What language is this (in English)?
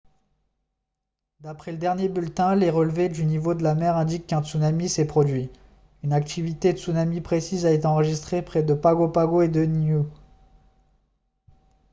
French